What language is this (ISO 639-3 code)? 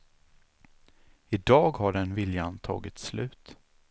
swe